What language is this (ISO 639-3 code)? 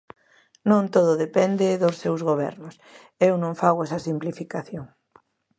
glg